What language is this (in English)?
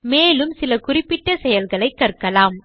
Tamil